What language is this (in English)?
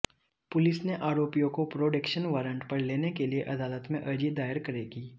Hindi